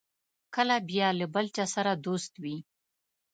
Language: Pashto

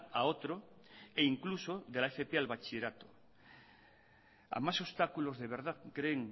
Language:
Spanish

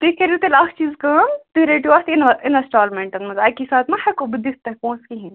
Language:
Kashmiri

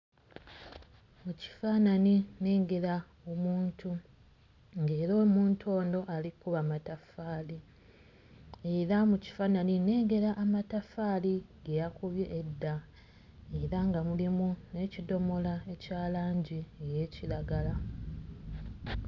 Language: Ganda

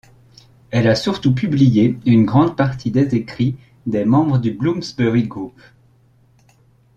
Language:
French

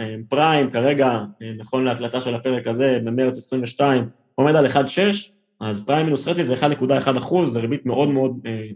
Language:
Hebrew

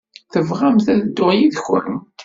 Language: Kabyle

